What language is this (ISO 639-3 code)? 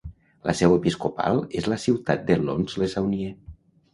cat